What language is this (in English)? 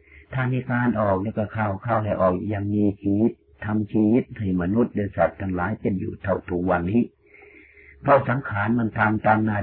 Thai